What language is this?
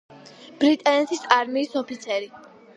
Georgian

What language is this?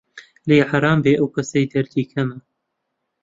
Central Kurdish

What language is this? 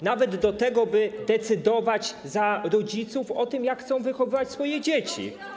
Polish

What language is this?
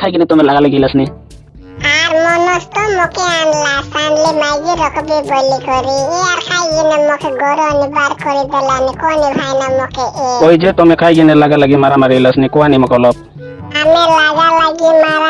Odia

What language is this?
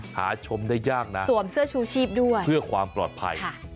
Thai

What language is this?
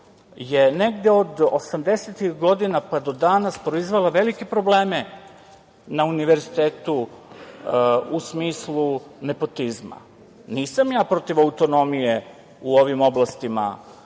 Serbian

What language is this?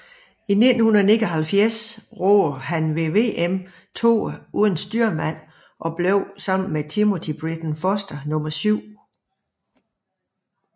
Danish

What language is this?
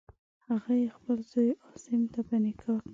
Pashto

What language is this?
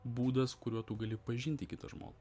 Lithuanian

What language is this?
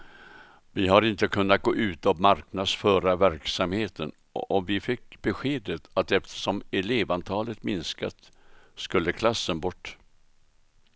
Swedish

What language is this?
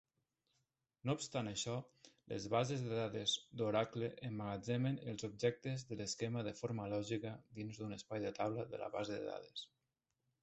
Catalan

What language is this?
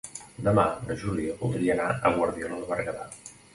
Catalan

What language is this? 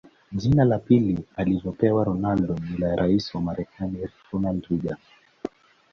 Swahili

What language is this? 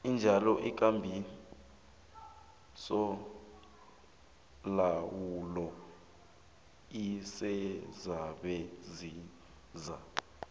South Ndebele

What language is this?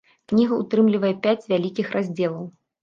Belarusian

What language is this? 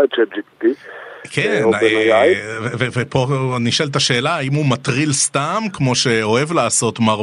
Hebrew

